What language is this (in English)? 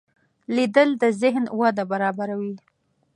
Pashto